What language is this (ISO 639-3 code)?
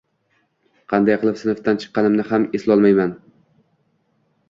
uzb